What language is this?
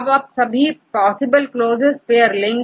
Hindi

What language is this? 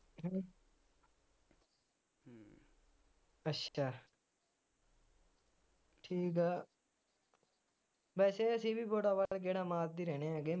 Punjabi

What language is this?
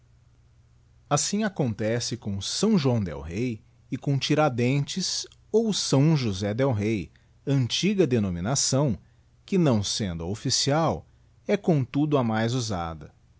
Portuguese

